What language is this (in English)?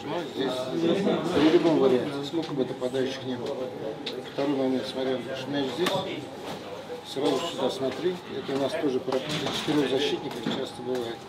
Russian